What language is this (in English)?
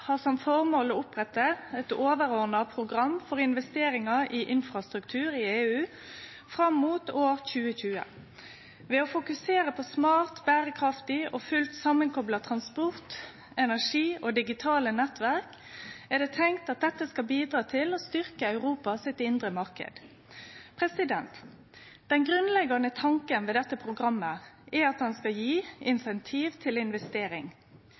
Norwegian Nynorsk